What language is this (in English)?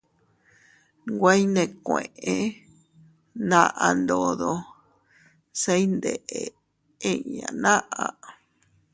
Teutila Cuicatec